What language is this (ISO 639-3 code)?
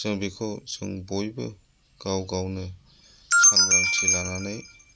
brx